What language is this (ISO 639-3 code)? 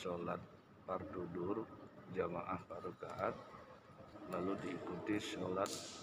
ind